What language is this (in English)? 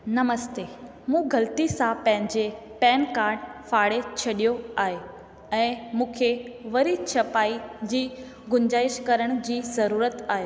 Sindhi